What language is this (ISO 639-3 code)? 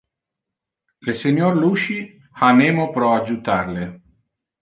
ina